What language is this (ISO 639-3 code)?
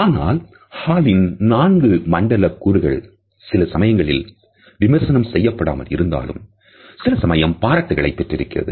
tam